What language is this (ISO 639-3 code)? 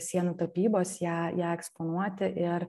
lit